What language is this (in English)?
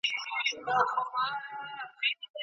Pashto